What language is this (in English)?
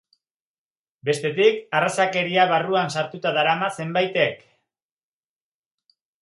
Basque